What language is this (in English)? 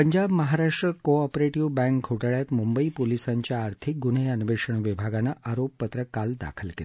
Marathi